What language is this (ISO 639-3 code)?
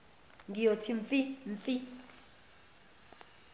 zul